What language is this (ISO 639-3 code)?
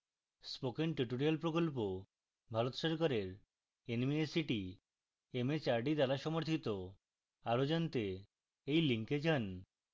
ben